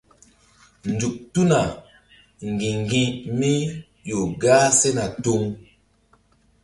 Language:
Mbum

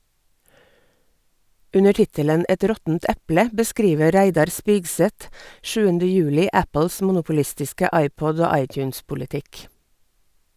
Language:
Norwegian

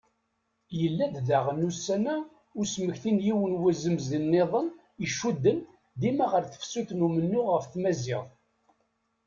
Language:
Kabyle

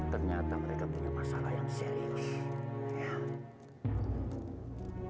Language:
Indonesian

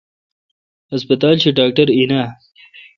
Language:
Kalkoti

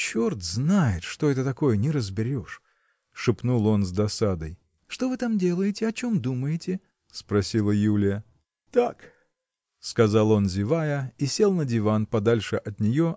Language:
Russian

